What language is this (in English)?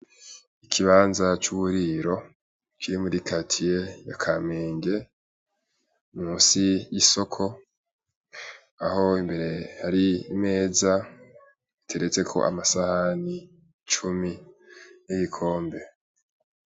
Rundi